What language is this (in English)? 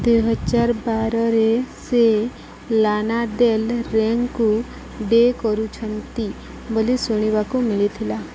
Odia